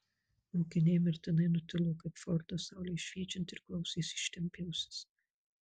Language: Lithuanian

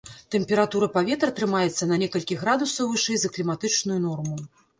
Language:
Belarusian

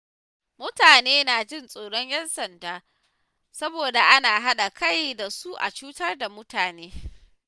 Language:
Hausa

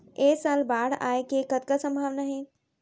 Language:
Chhattisgarhi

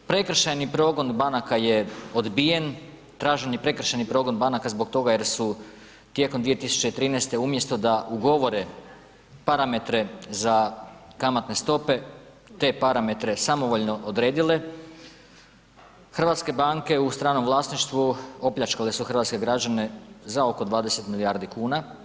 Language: Croatian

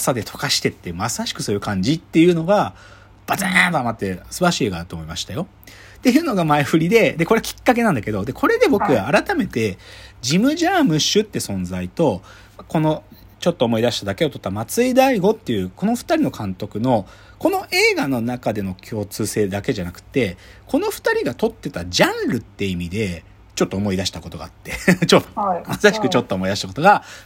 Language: Japanese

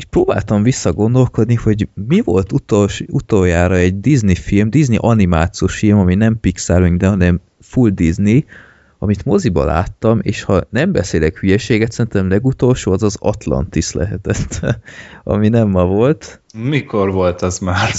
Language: Hungarian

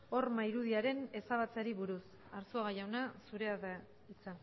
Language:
Basque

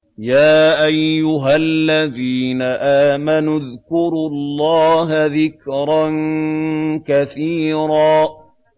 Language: Arabic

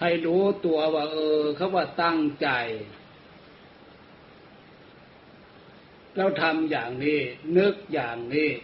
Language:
Thai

